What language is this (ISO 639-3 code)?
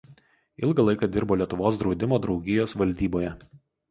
lit